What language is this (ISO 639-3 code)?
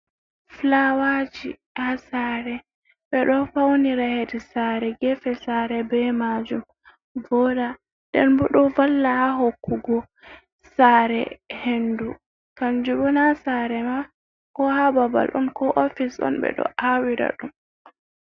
ful